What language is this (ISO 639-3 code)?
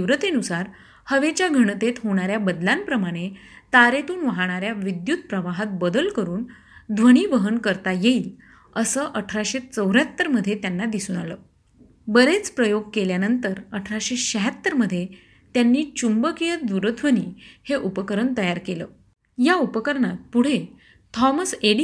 mar